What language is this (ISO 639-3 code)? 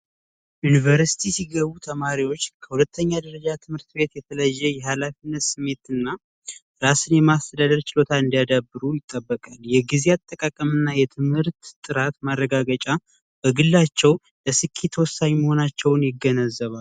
amh